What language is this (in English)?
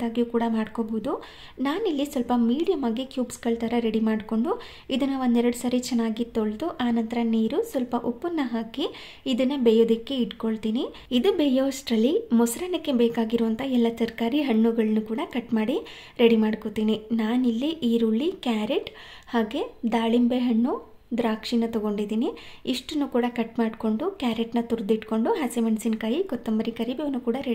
Hindi